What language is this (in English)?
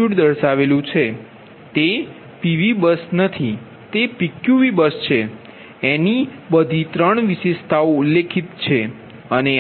Gujarati